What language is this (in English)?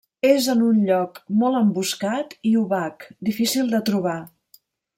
Catalan